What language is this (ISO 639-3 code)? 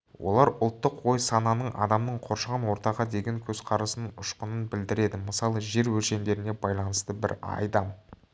kaz